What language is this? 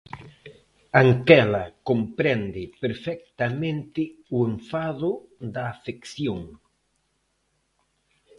Galician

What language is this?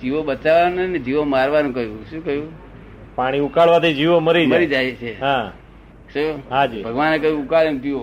Gujarati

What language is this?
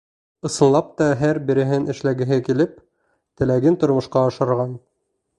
Bashkir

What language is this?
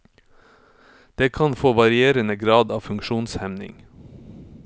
Norwegian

